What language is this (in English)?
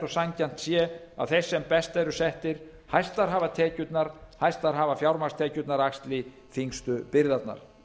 Icelandic